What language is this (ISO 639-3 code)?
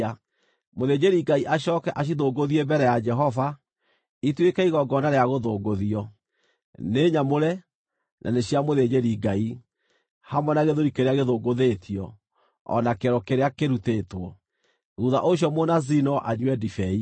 kik